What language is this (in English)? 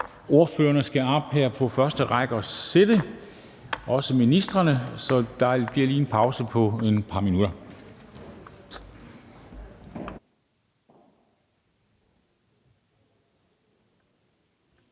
Danish